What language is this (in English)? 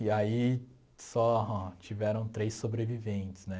Portuguese